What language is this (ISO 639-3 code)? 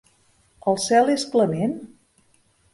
cat